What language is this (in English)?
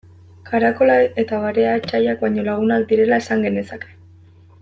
Basque